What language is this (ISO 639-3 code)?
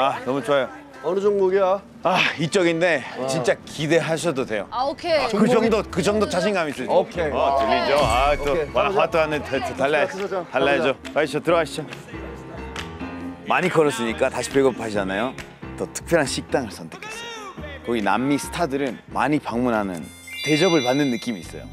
kor